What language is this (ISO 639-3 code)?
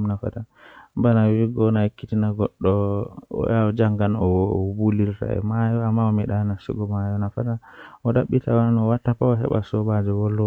fuh